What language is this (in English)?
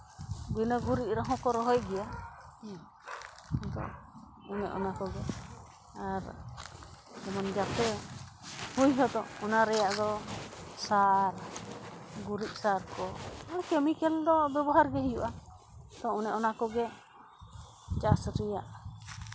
Santali